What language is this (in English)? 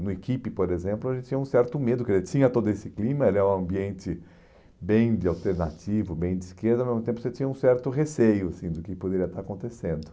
Portuguese